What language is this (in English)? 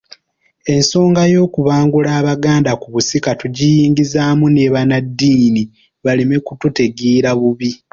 Ganda